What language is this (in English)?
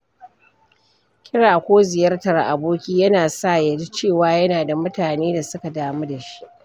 Hausa